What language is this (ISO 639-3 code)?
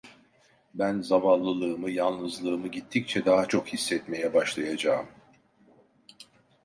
tur